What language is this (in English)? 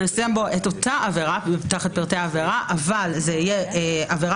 Hebrew